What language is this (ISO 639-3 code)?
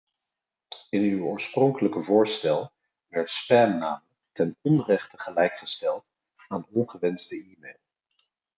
nld